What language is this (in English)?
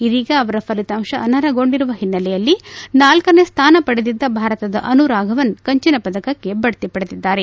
Kannada